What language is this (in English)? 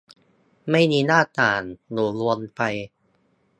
Thai